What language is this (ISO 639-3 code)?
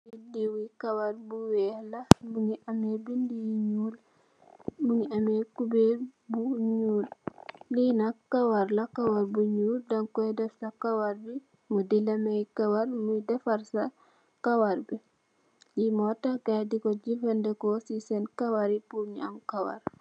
wol